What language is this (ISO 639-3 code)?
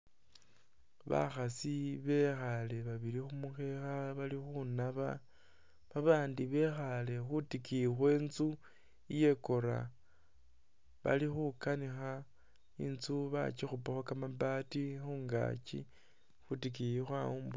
myx